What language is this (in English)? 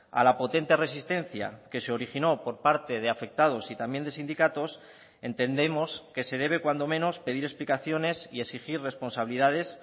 Spanish